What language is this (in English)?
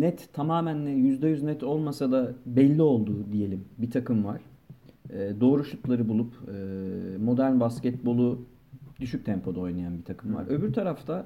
Turkish